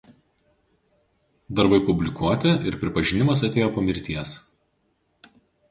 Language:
Lithuanian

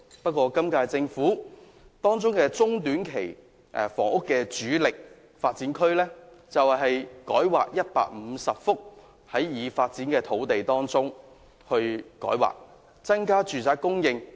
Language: Cantonese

